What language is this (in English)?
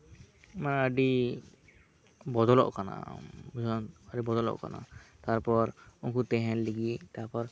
Santali